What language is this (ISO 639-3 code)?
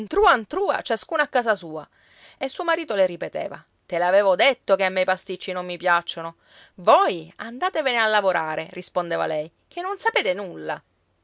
ita